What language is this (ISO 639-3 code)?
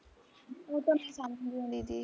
pan